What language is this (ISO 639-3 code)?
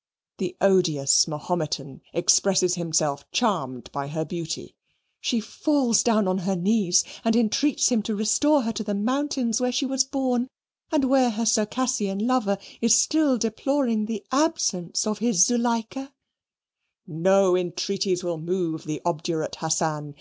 eng